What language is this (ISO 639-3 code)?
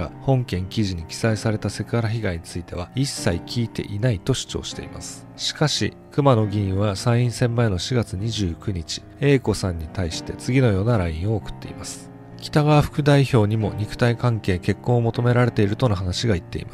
jpn